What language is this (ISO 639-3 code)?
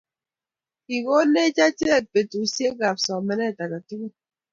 kln